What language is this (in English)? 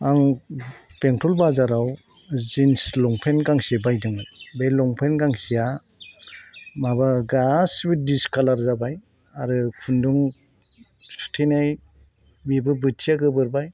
Bodo